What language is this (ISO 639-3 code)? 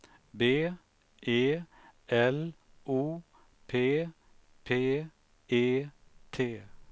swe